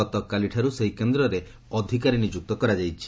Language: Odia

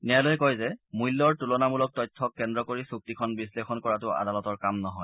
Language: Assamese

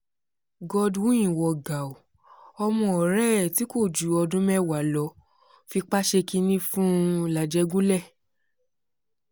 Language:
Yoruba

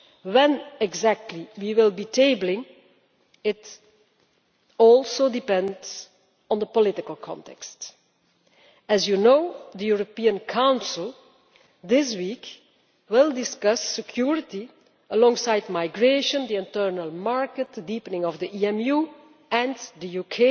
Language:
English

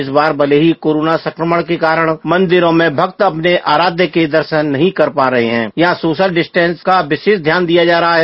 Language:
Hindi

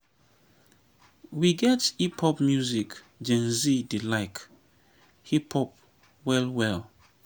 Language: Nigerian Pidgin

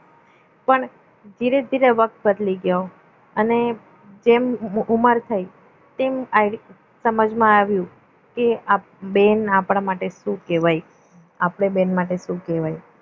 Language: Gujarati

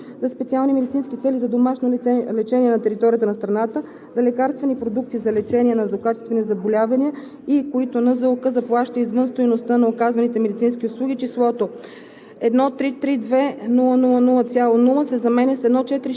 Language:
Bulgarian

